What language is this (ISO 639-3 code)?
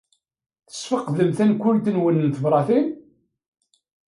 kab